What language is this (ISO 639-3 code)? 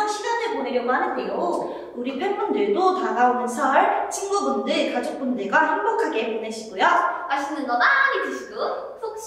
kor